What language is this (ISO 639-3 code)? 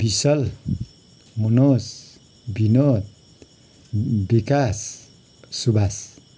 nep